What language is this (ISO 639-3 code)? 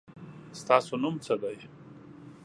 pus